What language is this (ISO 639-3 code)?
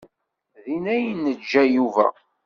kab